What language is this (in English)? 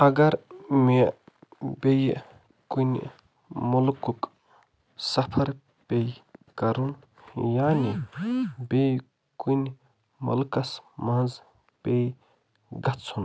Kashmiri